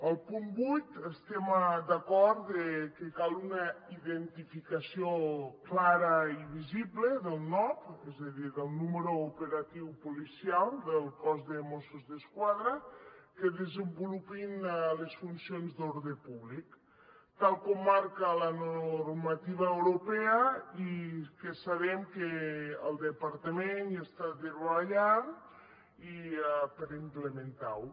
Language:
Catalan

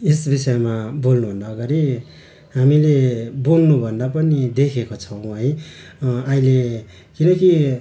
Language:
Nepali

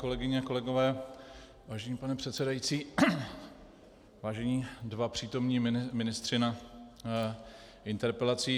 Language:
Czech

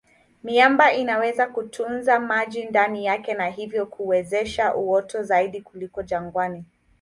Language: Swahili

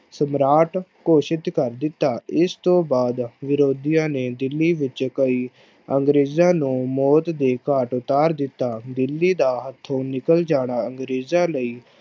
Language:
Punjabi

